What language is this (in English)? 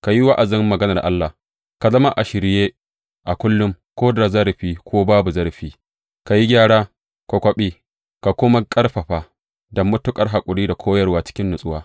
Hausa